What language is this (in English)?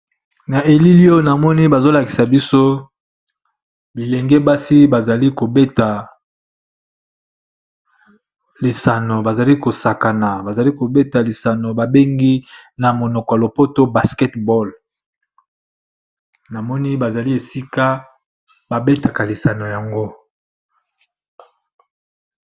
Lingala